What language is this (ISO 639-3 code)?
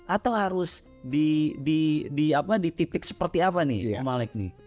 ind